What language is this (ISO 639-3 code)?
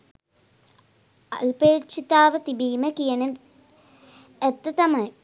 sin